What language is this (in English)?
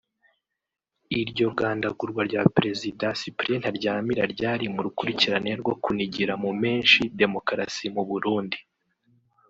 Kinyarwanda